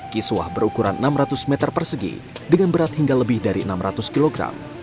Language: Indonesian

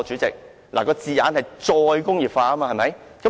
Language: Cantonese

